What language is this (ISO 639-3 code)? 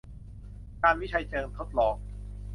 tha